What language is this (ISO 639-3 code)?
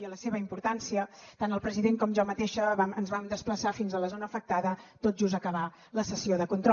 cat